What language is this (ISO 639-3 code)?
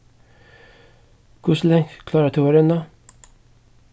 fao